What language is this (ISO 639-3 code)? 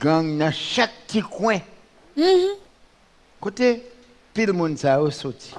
fra